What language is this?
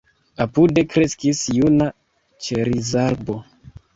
Esperanto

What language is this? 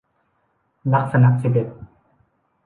Thai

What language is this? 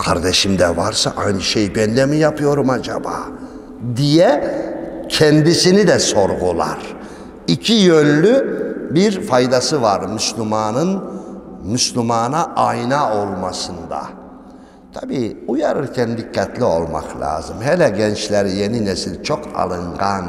Turkish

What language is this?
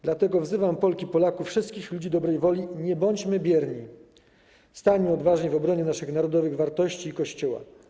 Polish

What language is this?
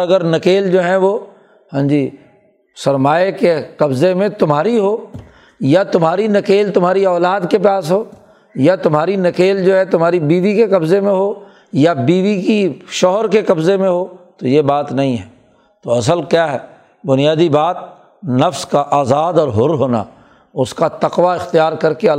Urdu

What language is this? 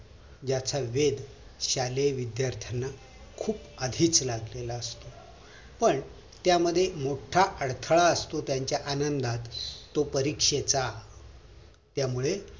Marathi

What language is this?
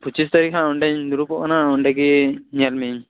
Santali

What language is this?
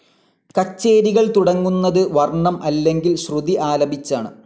Malayalam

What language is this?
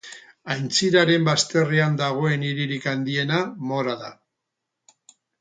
Basque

